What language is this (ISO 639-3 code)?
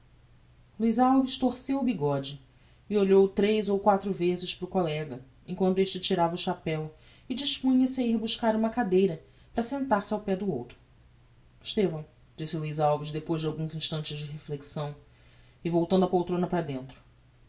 por